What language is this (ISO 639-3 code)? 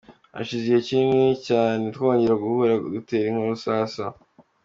kin